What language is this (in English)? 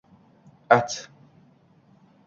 Uzbek